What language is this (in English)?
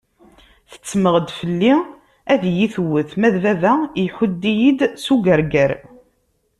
Kabyle